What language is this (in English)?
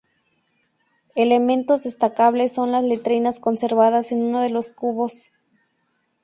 Spanish